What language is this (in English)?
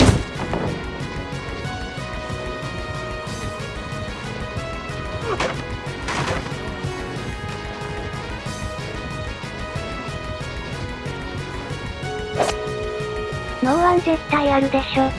Japanese